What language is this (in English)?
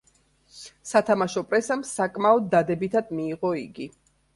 Georgian